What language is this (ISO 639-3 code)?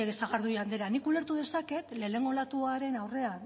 eus